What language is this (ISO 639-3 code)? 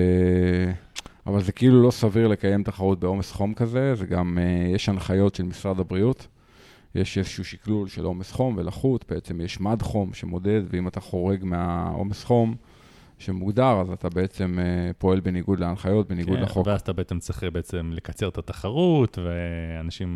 heb